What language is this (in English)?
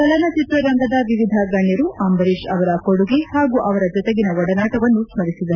Kannada